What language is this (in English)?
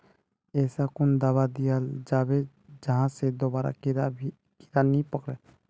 Magahi